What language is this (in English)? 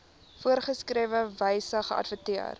Afrikaans